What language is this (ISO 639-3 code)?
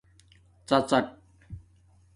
dmk